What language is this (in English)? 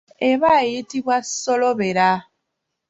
Ganda